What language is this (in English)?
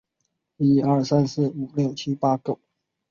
Chinese